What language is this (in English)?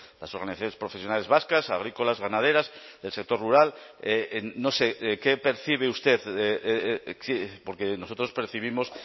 Spanish